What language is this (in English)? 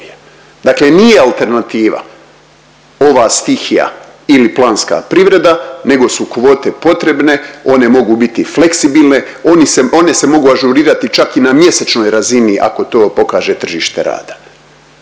Croatian